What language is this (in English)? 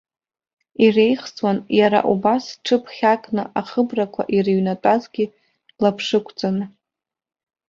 Abkhazian